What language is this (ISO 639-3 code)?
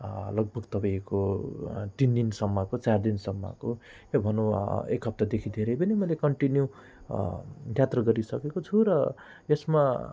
nep